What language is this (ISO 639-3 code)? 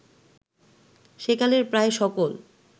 ben